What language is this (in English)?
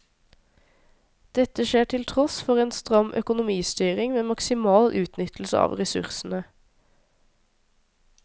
Norwegian